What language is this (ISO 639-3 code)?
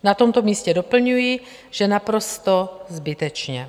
ces